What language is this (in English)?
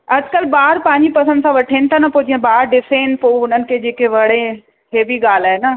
Sindhi